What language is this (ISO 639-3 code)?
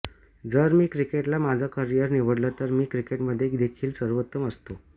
mar